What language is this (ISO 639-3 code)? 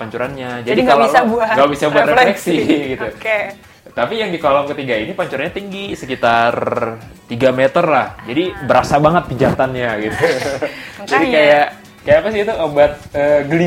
ind